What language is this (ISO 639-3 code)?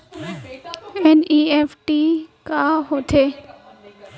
hne